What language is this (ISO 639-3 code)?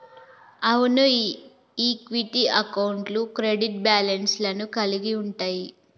tel